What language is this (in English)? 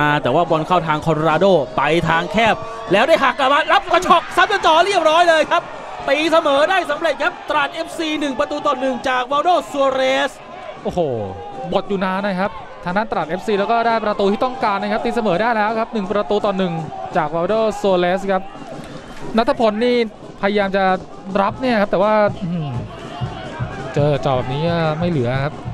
Thai